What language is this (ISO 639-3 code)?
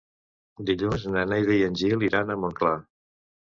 cat